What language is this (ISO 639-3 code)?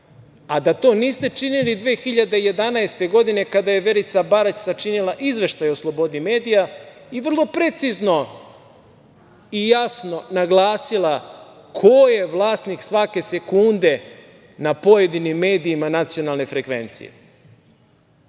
srp